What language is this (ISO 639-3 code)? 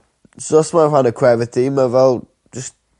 cym